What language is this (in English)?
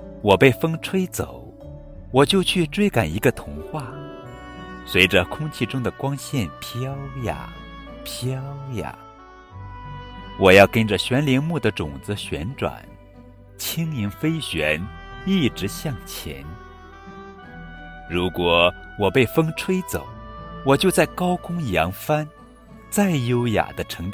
Chinese